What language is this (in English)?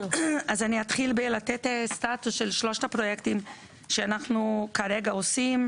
Hebrew